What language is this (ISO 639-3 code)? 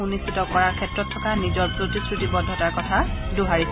asm